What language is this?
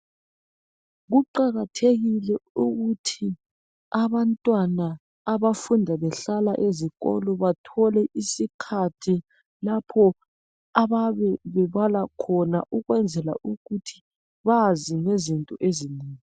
North Ndebele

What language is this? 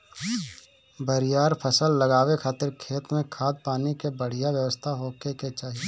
Bhojpuri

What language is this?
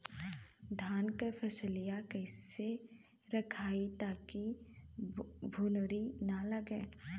Bhojpuri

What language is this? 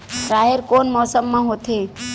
Chhattisgarhi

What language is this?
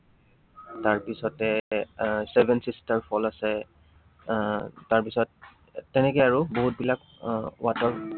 Assamese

